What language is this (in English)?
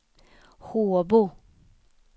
Swedish